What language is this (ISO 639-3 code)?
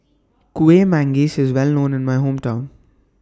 eng